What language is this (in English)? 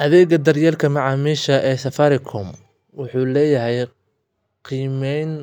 Somali